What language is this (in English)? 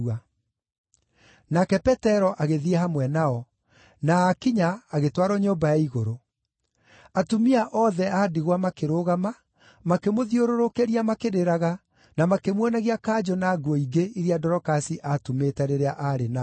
Kikuyu